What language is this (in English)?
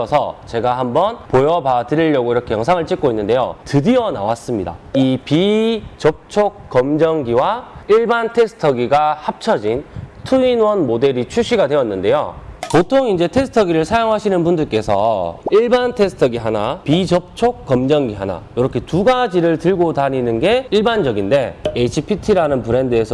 Korean